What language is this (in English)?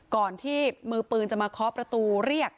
Thai